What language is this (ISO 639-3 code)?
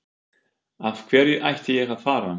isl